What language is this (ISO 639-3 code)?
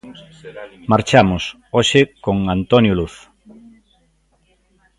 glg